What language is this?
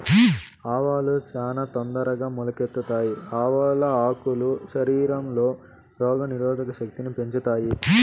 Telugu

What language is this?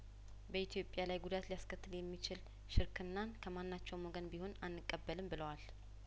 Amharic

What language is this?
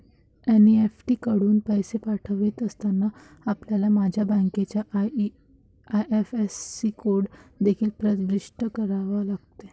Marathi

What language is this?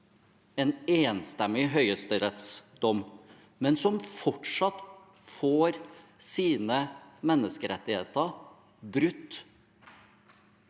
Norwegian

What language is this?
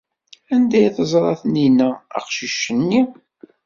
Kabyle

